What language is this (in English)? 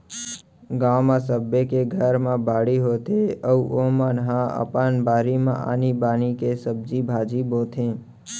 Chhattisgarhi